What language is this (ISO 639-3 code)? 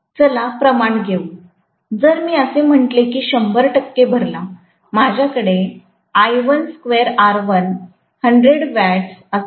mar